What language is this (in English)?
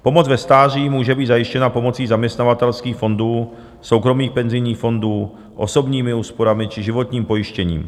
Czech